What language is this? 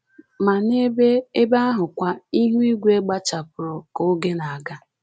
Igbo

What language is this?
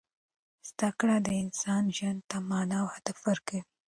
Pashto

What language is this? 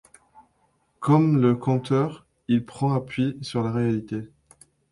French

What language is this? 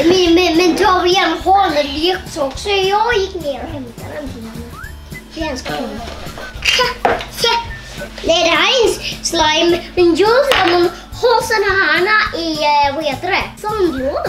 Swedish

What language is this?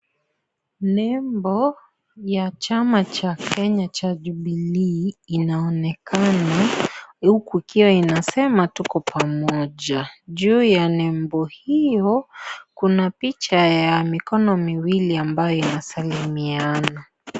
Swahili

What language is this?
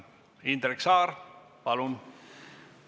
Estonian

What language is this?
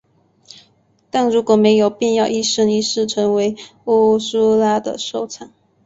Chinese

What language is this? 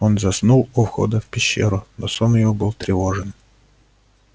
Russian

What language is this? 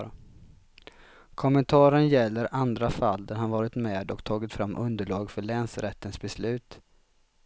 Swedish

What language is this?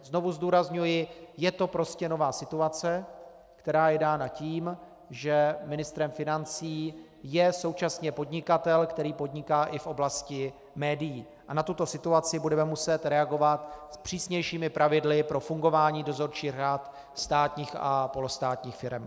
Czech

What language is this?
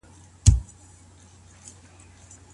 Pashto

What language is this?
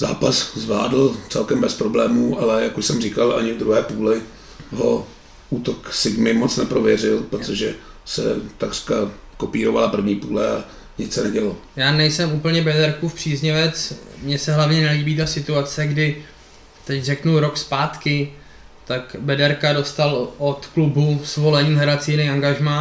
Czech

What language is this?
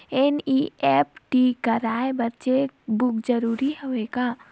Chhattisgarhi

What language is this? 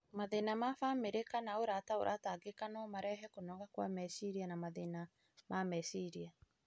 Kikuyu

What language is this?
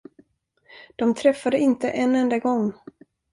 Swedish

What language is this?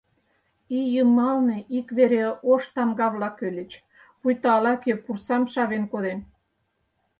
Mari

